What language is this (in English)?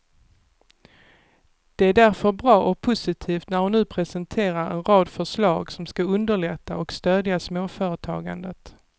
Swedish